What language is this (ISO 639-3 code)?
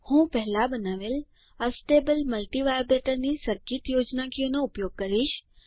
guj